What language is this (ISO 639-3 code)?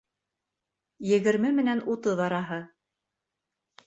bak